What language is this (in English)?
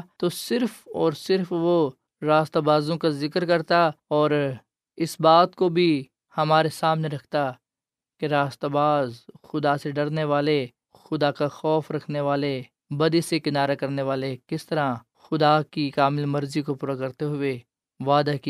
Urdu